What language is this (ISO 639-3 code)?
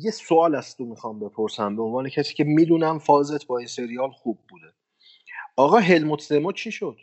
fas